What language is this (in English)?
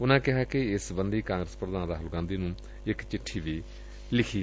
Punjabi